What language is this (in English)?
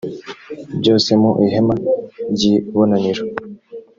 Kinyarwanda